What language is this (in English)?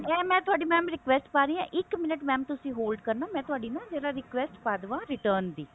Punjabi